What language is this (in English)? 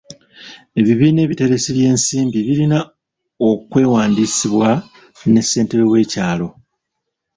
Ganda